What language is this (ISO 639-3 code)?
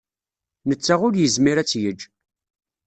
kab